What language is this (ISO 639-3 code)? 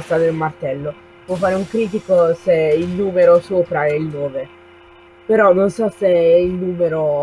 ita